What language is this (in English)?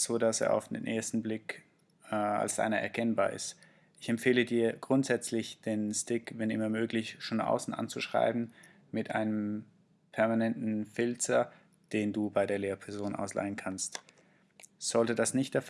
German